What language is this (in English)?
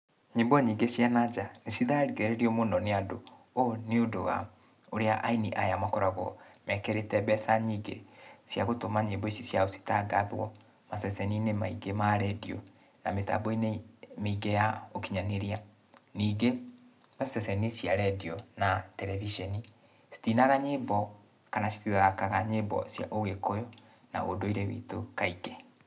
Kikuyu